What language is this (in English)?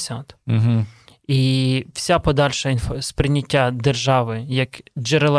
Ukrainian